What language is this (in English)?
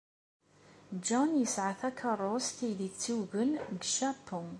Kabyle